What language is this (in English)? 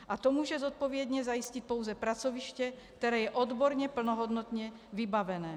Czech